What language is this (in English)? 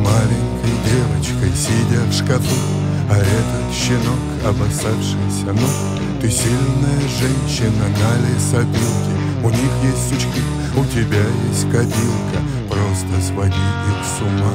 Russian